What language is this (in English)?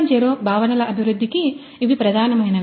Telugu